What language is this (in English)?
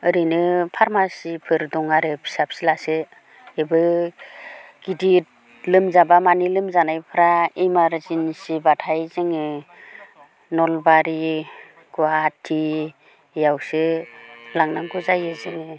Bodo